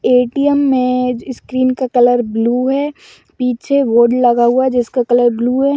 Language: Magahi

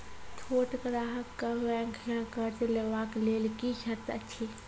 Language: Maithili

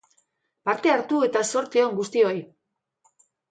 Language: Basque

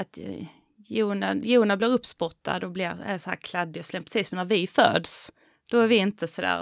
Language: Swedish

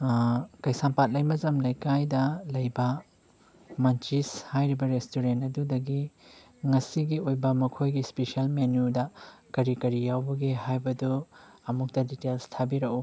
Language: Manipuri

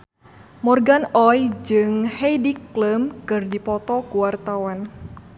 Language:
Sundanese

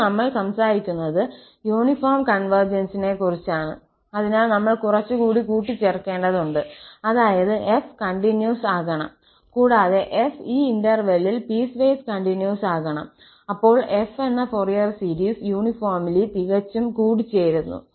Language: Malayalam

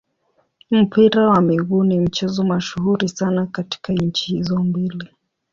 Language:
Swahili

